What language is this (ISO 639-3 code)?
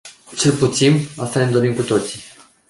ron